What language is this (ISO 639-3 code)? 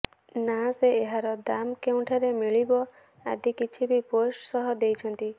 ori